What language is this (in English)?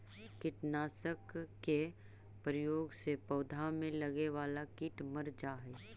Magahi